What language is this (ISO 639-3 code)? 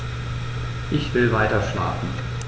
deu